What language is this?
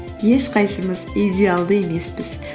Kazakh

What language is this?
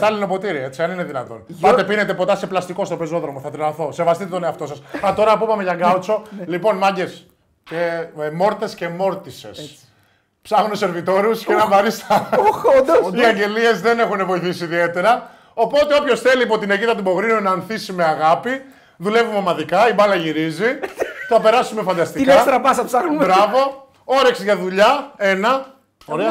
Greek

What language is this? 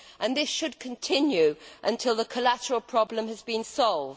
English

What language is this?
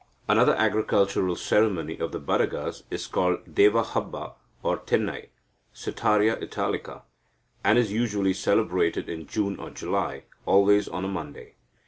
English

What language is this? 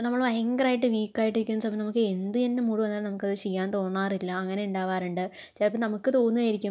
Malayalam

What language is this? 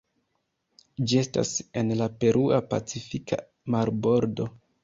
Esperanto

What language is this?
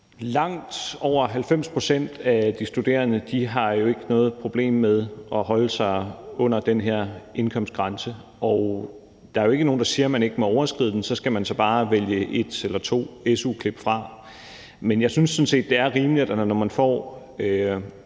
Danish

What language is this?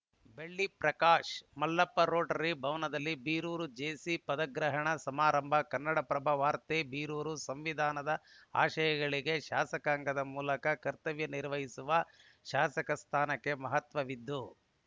Kannada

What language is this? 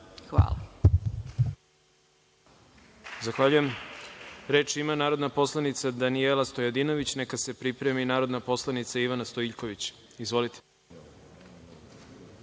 Serbian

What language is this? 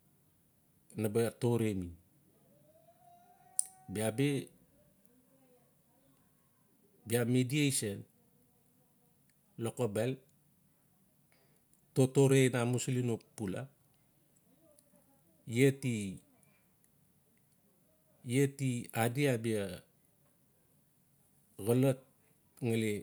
Notsi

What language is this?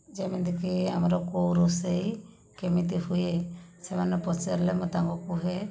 Odia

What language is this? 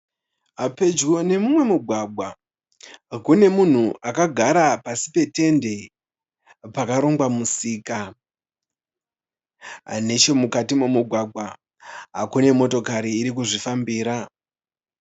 Shona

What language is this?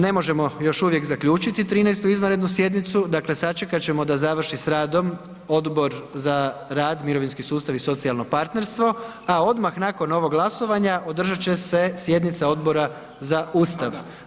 Croatian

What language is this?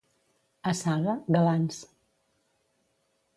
Catalan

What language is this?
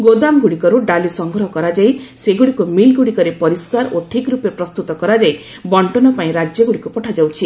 Odia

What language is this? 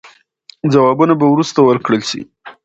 Pashto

